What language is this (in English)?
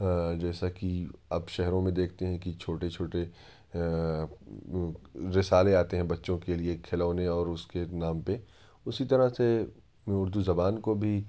Urdu